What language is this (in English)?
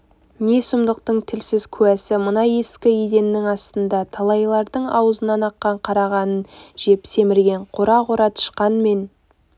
Kazakh